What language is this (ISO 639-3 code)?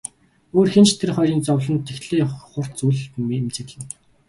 mon